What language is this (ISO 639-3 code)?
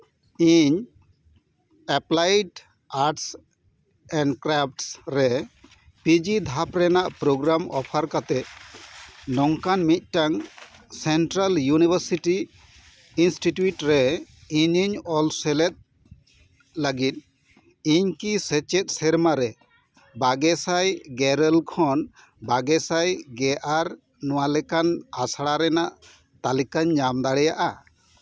sat